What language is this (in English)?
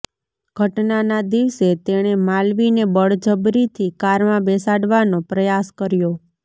Gujarati